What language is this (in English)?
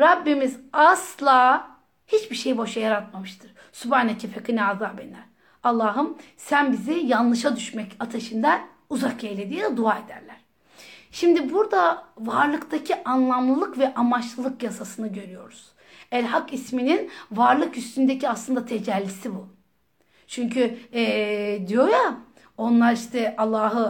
Turkish